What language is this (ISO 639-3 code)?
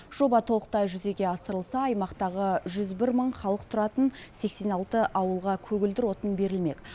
kaz